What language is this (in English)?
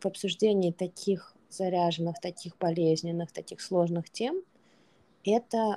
Russian